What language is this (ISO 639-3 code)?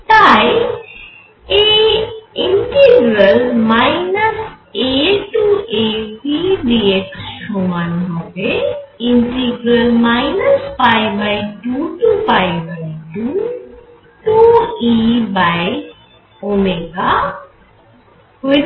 ben